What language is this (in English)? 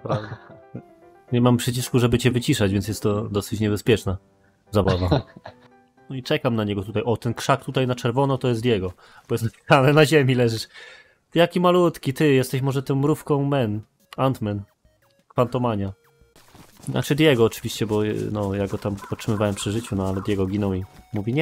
Polish